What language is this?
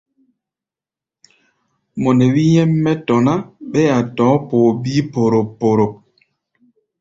Gbaya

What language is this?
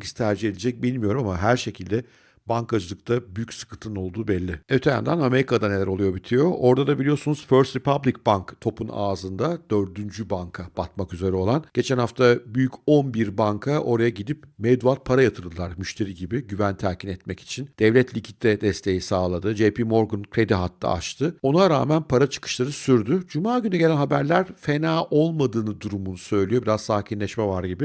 Turkish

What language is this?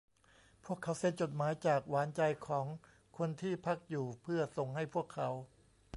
Thai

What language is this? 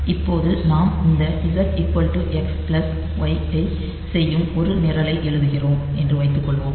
Tamil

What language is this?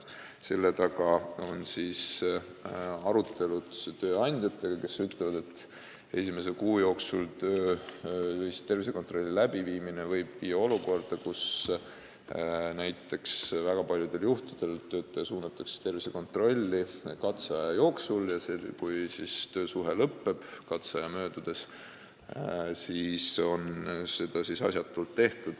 Estonian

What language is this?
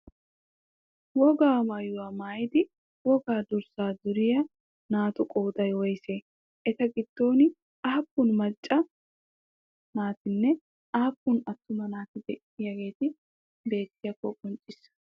Wolaytta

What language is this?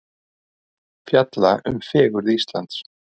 Icelandic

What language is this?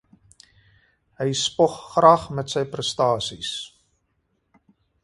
Afrikaans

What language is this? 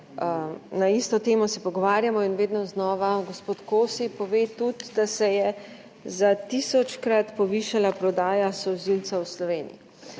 Slovenian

